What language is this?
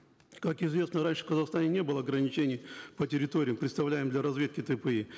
Kazakh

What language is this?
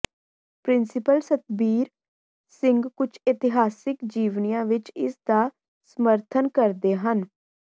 Punjabi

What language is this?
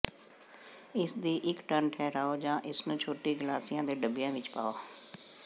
Punjabi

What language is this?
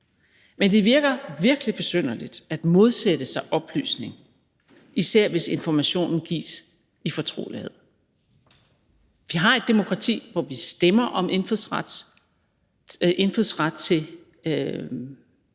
Danish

